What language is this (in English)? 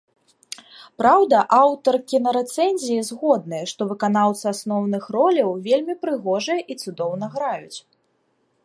Belarusian